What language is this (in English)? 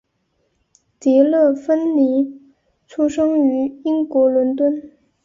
Chinese